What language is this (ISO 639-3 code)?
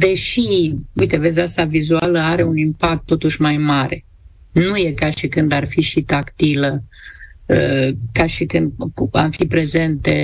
ron